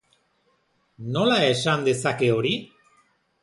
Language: Basque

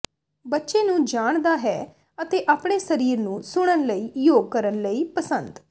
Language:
Punjabi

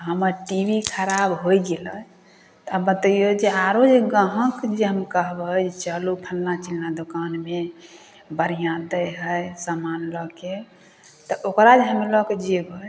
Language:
Maithili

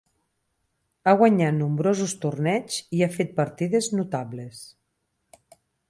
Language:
Catalan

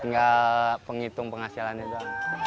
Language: Indonesian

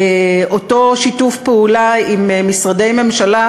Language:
Hebrew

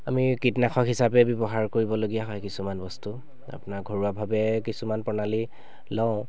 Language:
Assamese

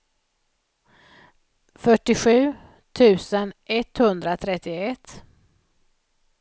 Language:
Swedish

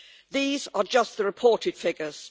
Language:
English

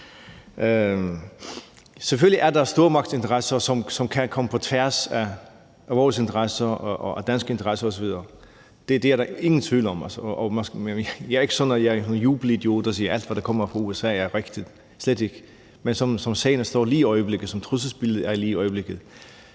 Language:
Danish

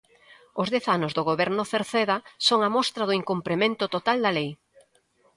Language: Galician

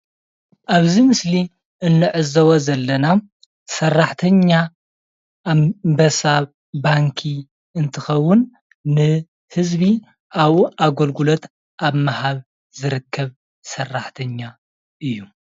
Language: Tigrinya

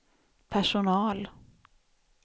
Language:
Swedish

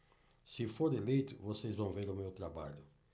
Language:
Portuguese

